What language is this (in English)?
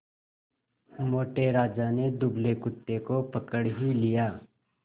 Hindi